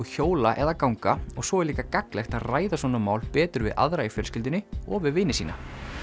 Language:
Icelandic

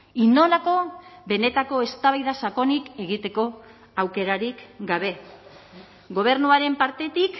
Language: Basque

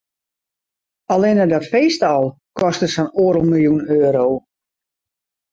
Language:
Western Frisian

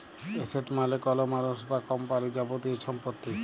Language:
Bangla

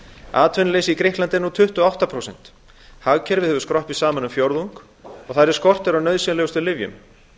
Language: Icelandic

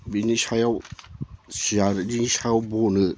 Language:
Bodo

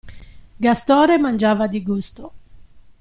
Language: Italian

